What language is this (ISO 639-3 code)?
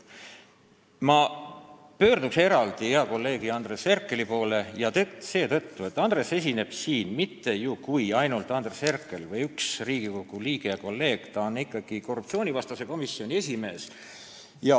est